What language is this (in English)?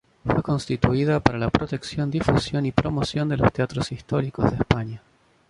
Spanish